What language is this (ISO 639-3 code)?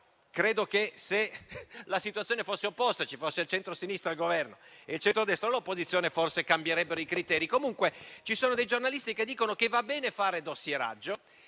ita